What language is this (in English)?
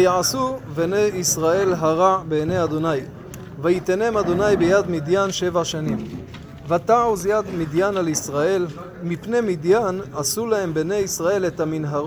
Hebrew